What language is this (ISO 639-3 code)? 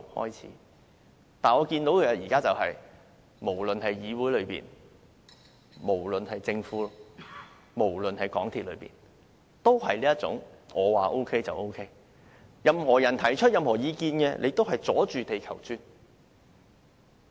yue